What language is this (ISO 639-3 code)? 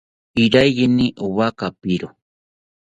cpy